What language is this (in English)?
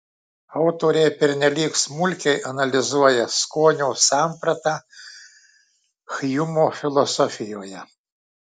Lithuanian